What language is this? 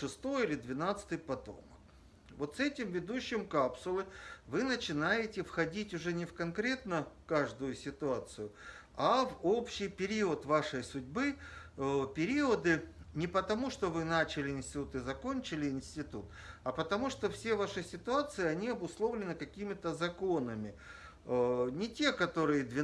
Russian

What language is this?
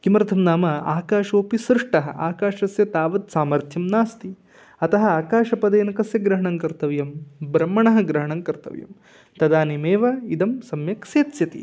Sanskrit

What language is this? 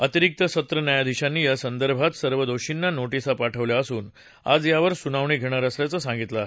Marathi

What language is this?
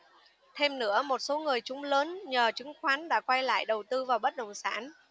Vietnamese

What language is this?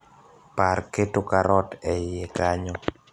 Luo (Kenya and Tanzania)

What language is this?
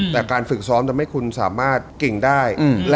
Thai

